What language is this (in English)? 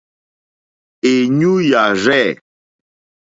Mokpwe